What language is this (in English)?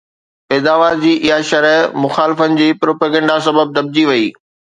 Sindhi